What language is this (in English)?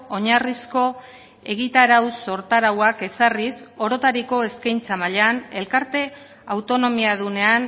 Basque